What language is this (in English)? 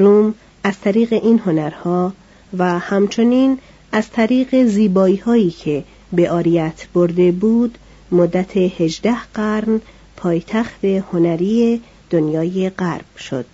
Persian